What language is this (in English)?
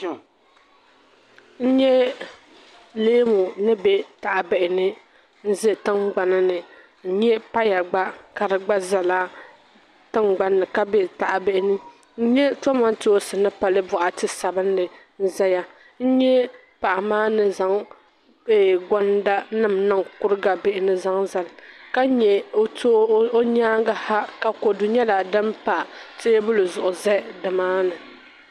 Dagbani